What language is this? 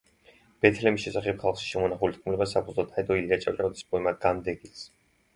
Georgian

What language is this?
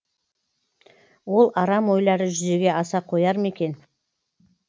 Kazakh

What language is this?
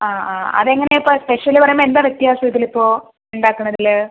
Malayalam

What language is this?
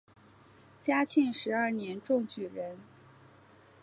Chinese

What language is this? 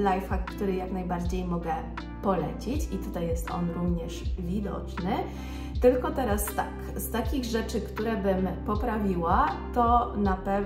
Polish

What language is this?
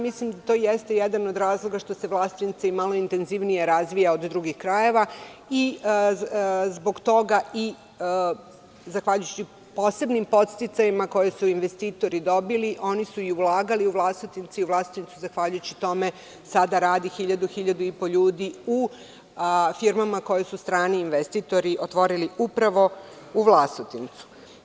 Serbian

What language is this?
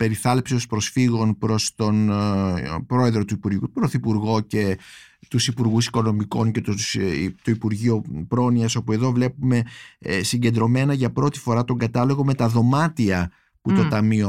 Greek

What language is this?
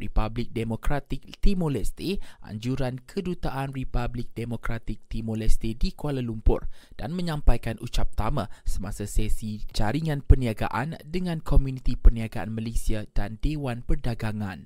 Malay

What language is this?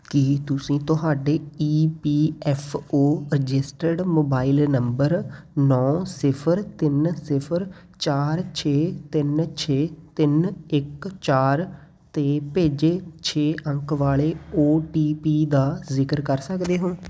Punjabi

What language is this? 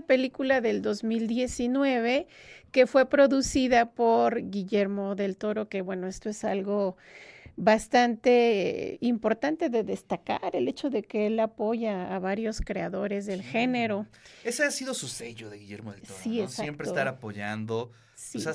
Spanish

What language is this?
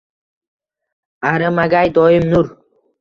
Uzbek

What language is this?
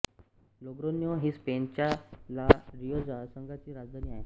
Marathi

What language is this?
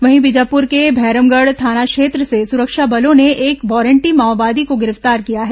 Hindi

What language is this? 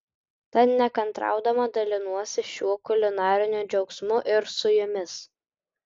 Lithuanian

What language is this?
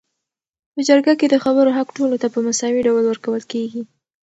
Pashto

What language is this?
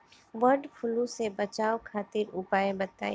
Bhojpuri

